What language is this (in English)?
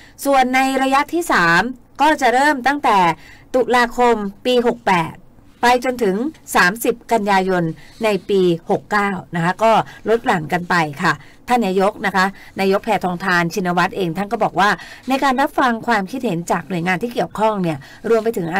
Thai